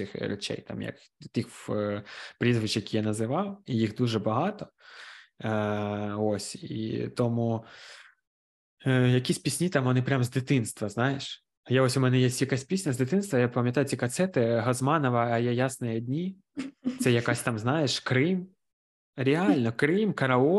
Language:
Ukrainian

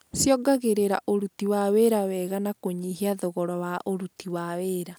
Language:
Kikuyu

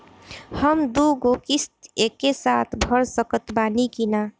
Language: Bhojpuri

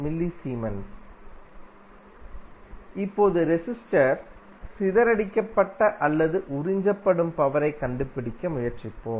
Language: Tamil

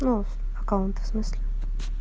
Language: Russian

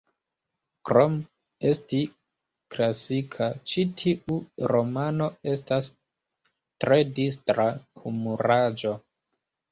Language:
Esperanto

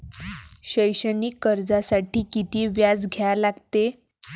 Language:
Marathi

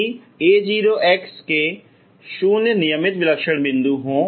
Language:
Hindi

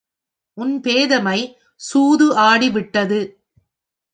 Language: Tamil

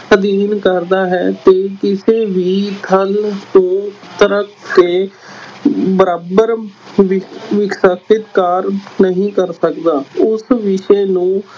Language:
Punjabi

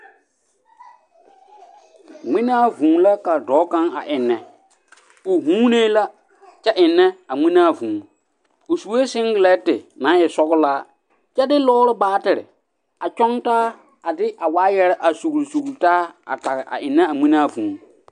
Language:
Southern Dagaare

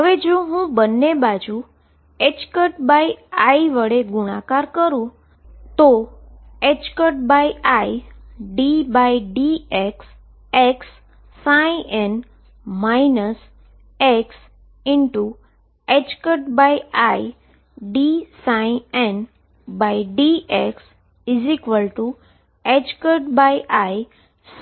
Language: Gujarati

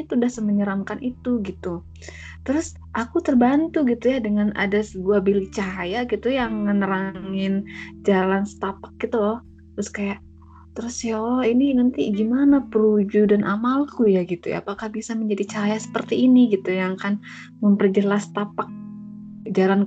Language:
Indonesian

